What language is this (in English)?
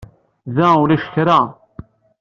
Kabyle